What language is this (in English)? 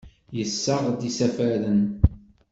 Kabyle